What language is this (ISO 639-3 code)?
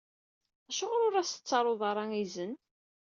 kab